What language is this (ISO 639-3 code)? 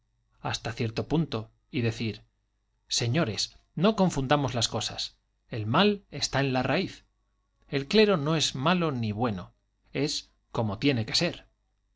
spa